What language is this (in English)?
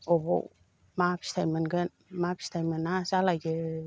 Bodo